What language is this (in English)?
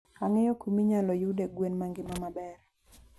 Luo (Kenya and Tanzania)